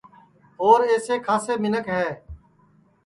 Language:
Sansi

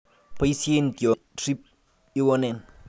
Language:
Kalenjin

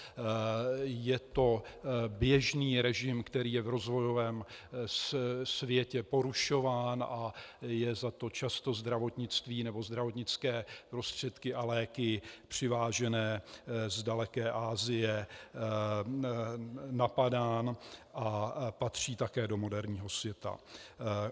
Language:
Czech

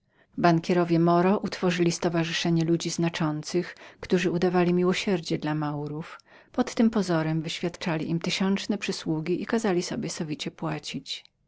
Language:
Polish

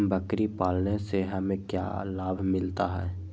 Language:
Magahi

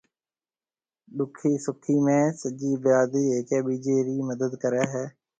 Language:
Marwari (Pakistan)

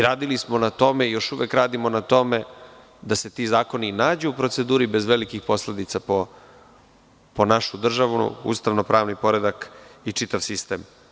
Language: Serbian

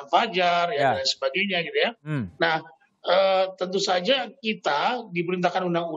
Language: Indonesian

